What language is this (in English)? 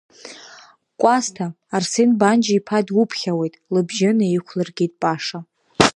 Abkhazian